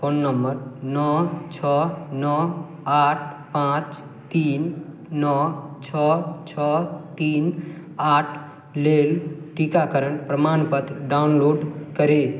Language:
Maithili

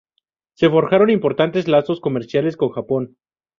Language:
Spanish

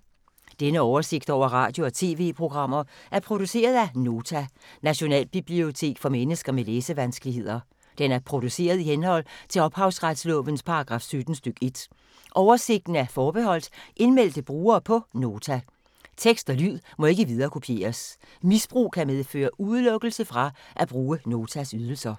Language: Danish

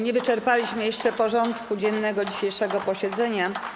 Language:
Polish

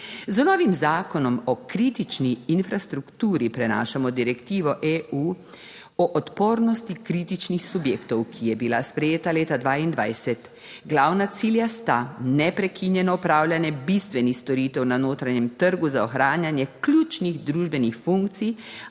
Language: Slovenian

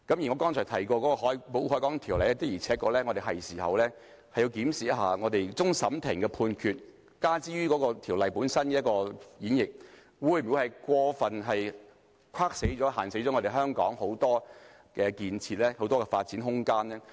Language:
Cantonese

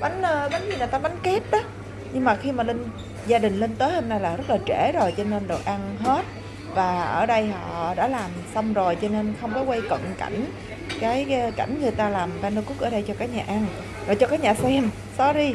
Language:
Vietnamese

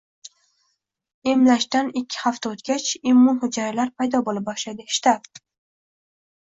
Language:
Uzbek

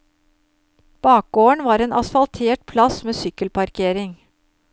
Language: Norwegian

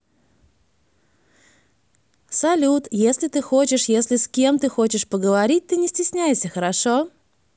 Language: Russian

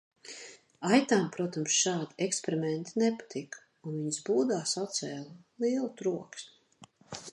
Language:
Latvian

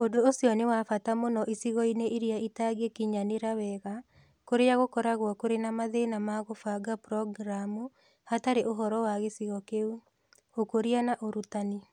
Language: Kikuyu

